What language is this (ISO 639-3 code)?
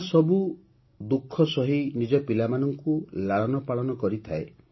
ori